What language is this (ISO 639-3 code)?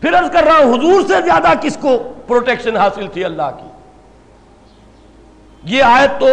urd